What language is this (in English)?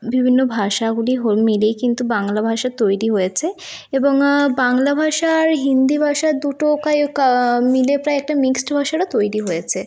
Bangla